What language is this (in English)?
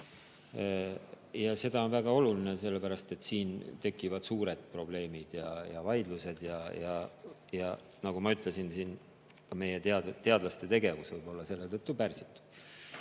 Estonian